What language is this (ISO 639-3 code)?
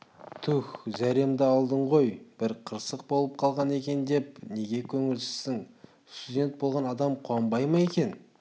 kaz